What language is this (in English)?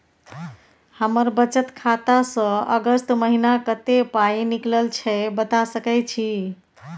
Maithili